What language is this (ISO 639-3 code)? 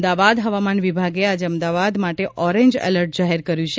guj